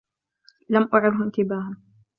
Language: Arabic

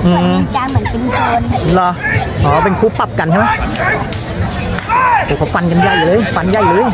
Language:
Thai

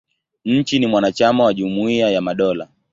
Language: Swahili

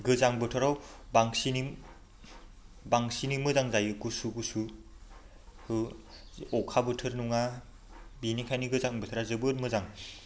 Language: Bodo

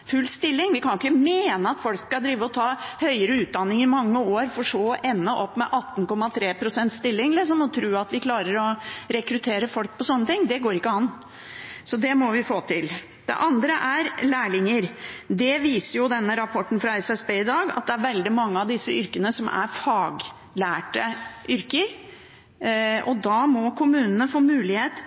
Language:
Norwegian Bokmål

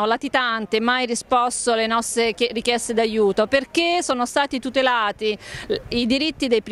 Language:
Italian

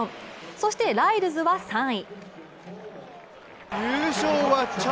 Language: Japanese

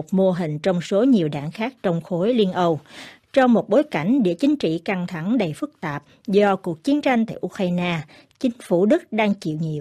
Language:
Vietnamese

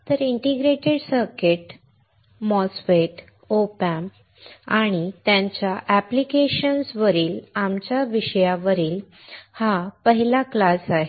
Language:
Marathi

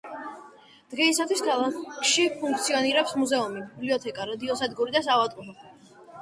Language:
Georgian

